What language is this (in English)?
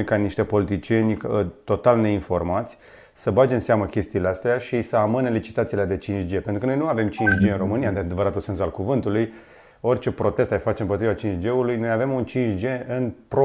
Romanian